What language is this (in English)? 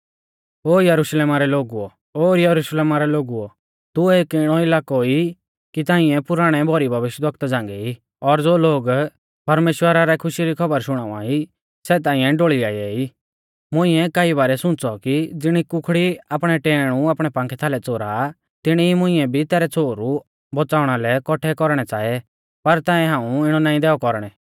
Mahasu Pahari